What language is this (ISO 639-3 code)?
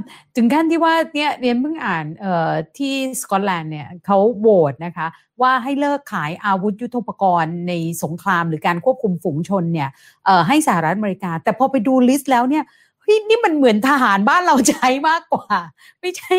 tha